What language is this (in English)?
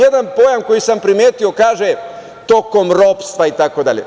Serbian